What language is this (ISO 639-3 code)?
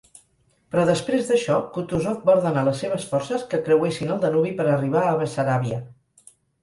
cat